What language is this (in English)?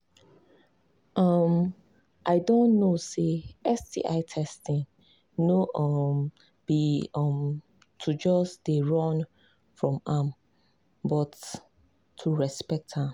Nigerian Pidgin